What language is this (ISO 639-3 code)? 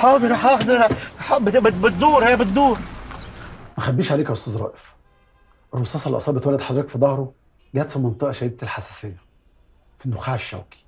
ara